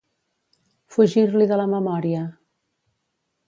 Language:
Catalan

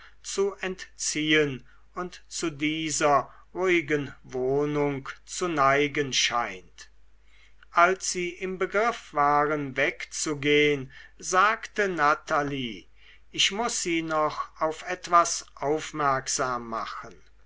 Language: German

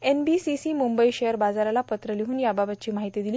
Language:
Marathi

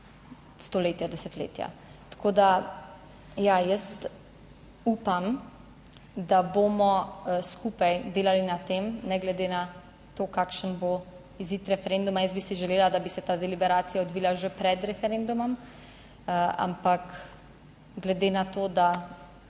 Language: Slovenian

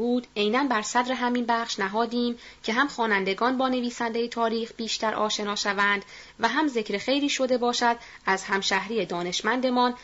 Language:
Persian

